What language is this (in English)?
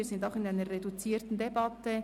Swiss German